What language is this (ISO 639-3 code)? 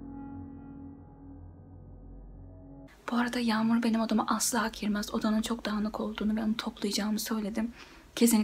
tur